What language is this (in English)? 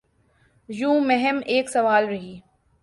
Urdu